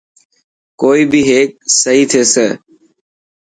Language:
Dhatki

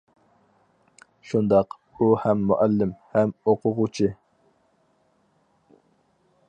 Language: Uyghur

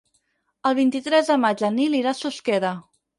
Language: Catalan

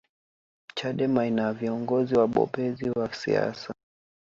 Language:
Swahili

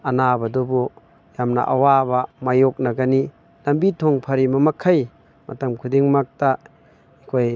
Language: Manipuri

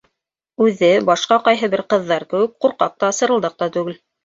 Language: Bashkir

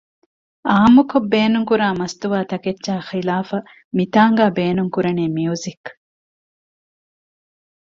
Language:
Divehi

